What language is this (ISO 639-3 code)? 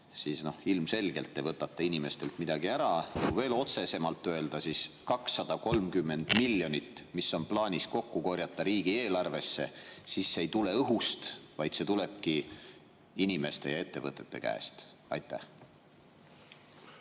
est